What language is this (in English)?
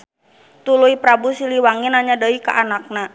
Sundanese